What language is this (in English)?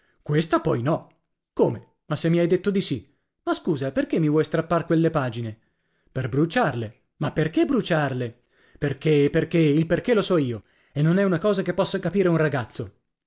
Italian